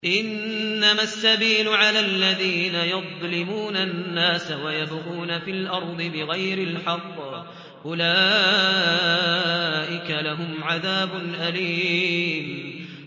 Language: Arabic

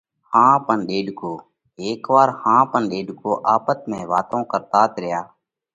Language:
Parkari Koli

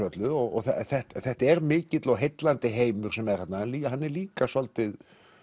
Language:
Icelandic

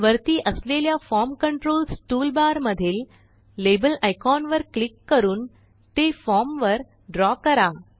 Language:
Marathi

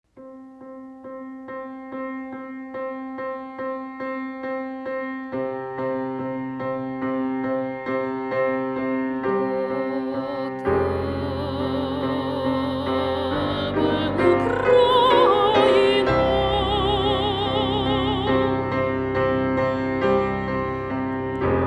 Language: Ukrainian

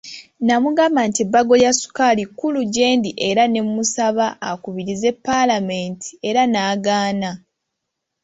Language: Ganda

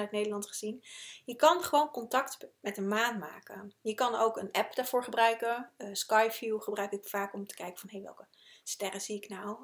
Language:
Dutch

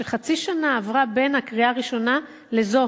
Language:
Hebrew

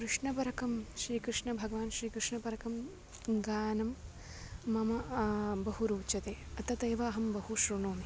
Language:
Sanskrit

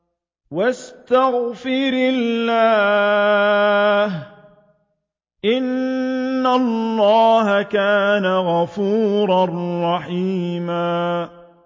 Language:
Arabic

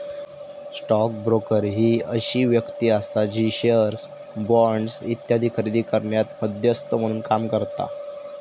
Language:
Marathi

